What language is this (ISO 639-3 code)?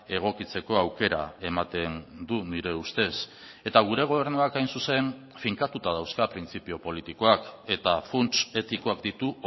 eus